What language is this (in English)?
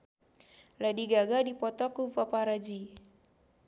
Sundanese